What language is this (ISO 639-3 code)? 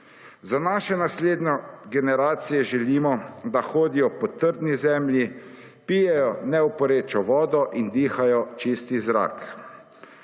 slv